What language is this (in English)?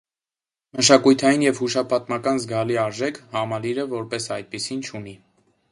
Armenian